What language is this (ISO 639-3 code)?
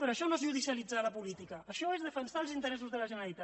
cat